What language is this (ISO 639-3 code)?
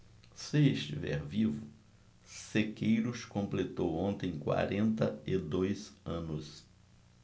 por